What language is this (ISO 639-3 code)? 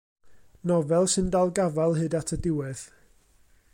cym